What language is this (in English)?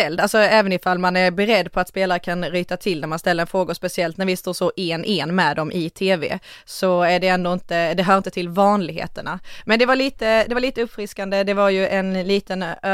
Swedish